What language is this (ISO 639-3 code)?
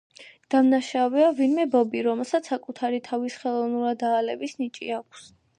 kat